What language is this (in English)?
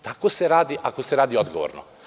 Serbian